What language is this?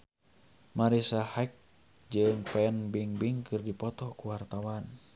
Sundanese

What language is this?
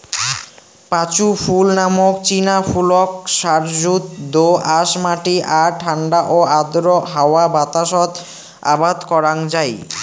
Bangla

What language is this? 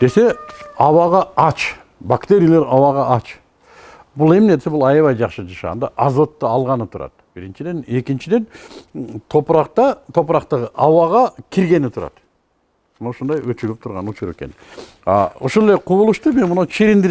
Turkish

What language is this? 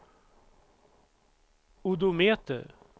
Swedish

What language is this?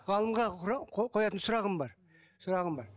Kazakh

